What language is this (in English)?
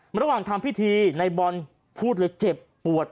Thai